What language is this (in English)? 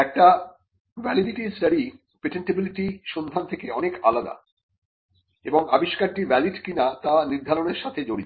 Bangla